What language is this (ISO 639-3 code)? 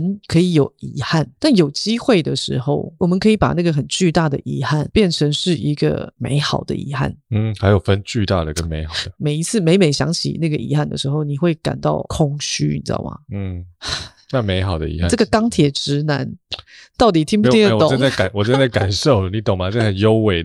zho